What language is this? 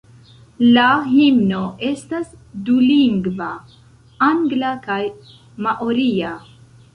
Esperanto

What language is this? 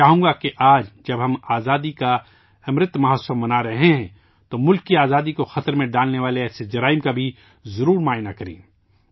Urdu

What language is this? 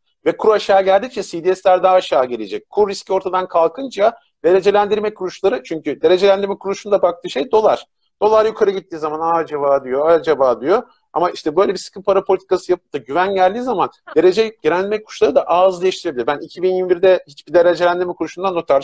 Turkish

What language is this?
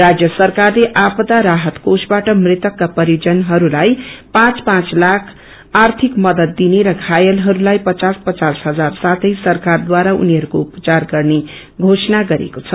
Nepali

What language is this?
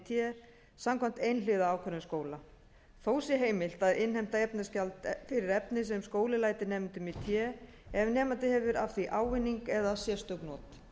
Icelandic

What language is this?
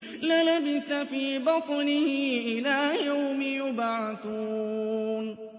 Arabic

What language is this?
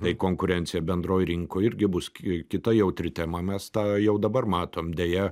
Lithuanian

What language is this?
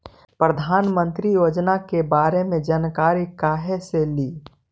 Magahi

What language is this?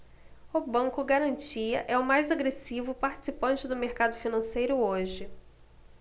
Portuguese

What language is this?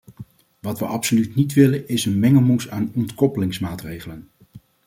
Dutch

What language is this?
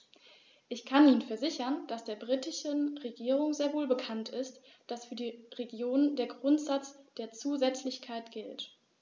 German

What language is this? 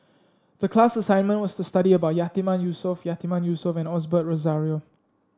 English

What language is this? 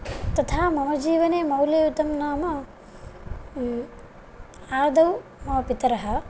Sanskrit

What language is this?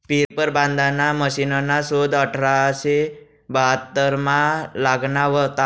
Marathi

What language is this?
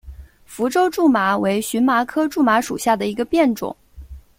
Chinese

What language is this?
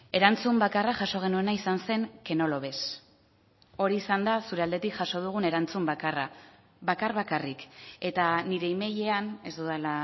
Basque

